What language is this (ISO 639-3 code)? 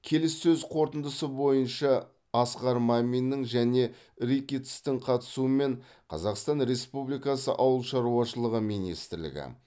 kaz